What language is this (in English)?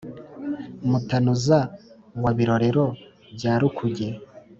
Kinyarwanda